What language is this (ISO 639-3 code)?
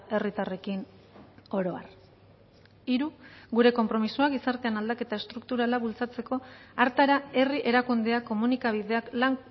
eus